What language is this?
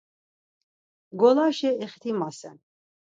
Laz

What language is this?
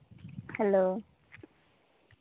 Santali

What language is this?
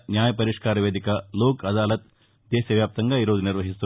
Telugu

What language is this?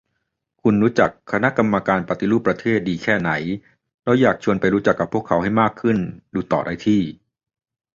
Thai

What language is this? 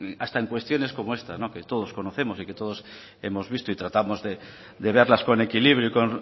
Spanish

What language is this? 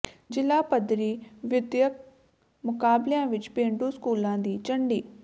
Punjabi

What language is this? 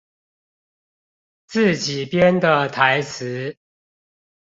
Chinese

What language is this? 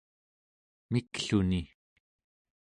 Central Yupik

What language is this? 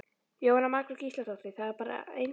Icelandic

